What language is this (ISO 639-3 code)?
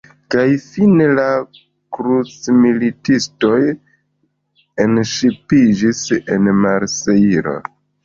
epo